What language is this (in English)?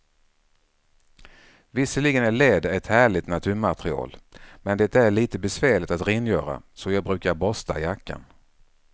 Swedish